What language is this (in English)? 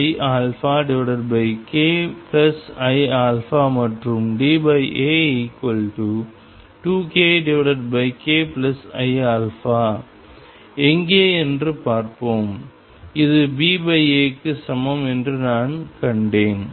Tamil